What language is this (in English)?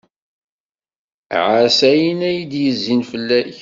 Kabyle